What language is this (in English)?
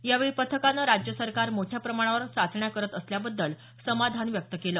Marathi